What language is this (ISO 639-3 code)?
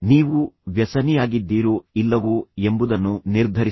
kan